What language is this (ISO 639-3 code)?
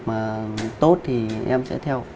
vie